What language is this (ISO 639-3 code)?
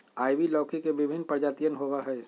mag